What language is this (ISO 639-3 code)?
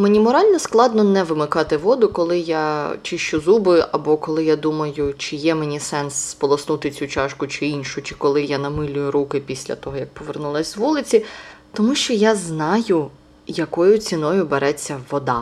ukr